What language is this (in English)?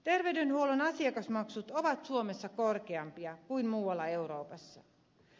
Finnish